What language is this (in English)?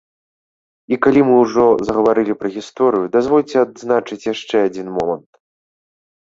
Belarusian